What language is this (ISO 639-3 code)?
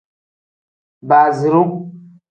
kdh